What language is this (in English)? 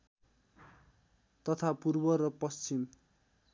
Nepali